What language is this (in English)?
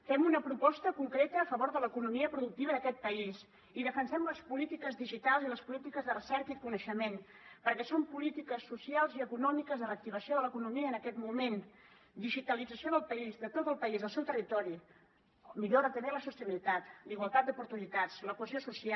Catalan